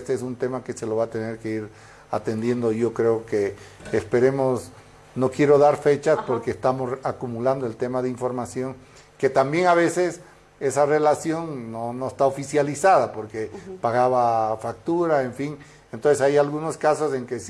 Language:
Spanish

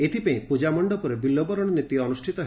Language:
Odia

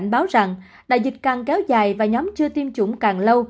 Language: Vietnamese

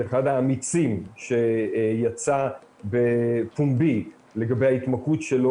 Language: Hebrew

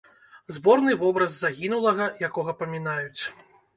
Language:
Belarusian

